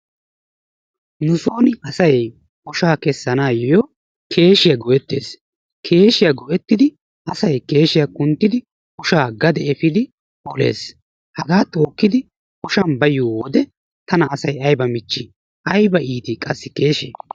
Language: Wolaytta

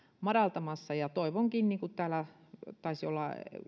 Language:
Finnish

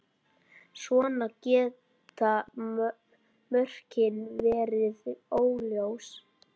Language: Icelandic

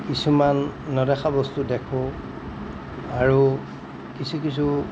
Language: Assamese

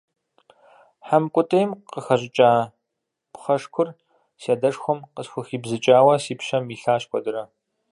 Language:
Kabardian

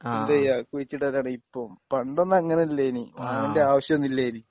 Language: Malayalam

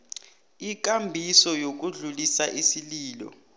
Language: South Ndebele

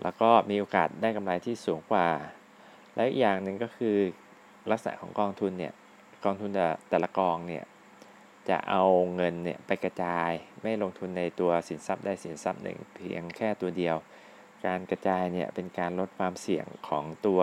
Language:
Thai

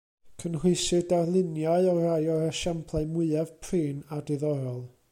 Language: Welsh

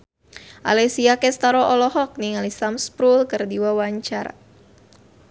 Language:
Sundanese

